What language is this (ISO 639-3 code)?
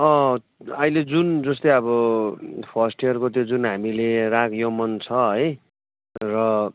nep